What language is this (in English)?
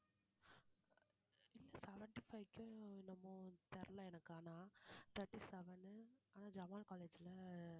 Tamil